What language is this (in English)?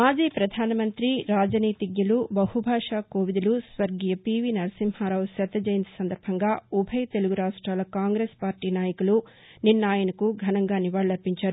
Telugu